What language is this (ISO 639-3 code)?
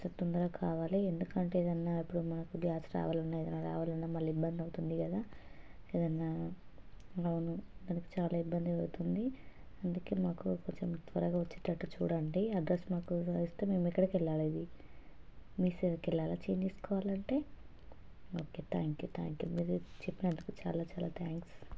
tel